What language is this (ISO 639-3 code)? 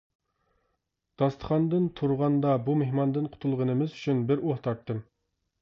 uig